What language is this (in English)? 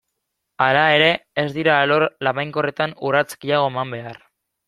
Basque